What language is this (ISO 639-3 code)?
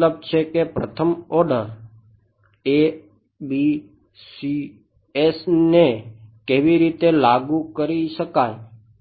guj